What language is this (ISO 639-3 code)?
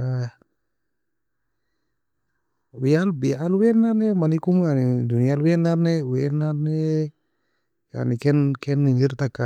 fia